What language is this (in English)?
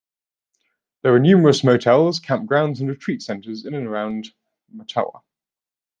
English